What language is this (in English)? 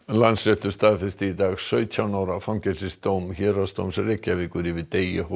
Icelandic